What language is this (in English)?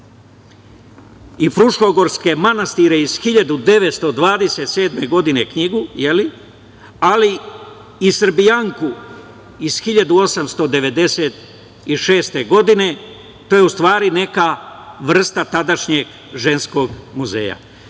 Serbian